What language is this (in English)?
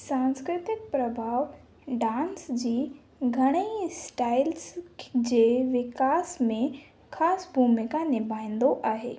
Sindhi